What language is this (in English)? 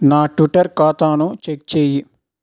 Telugu